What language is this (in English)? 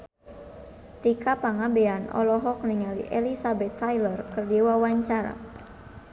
Sundanese